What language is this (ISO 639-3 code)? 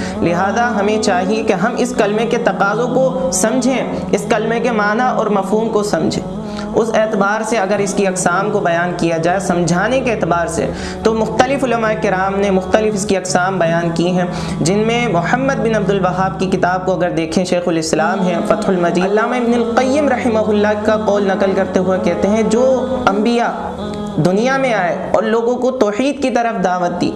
urd